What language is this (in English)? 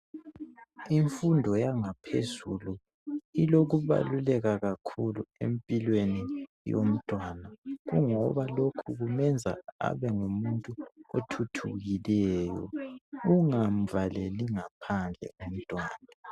North Ndebele